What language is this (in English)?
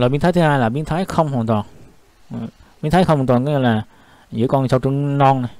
Vietnamese